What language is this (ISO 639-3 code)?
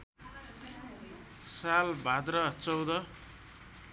nep